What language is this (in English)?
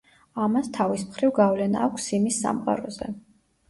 Georgian